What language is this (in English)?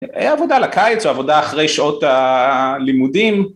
Hebrew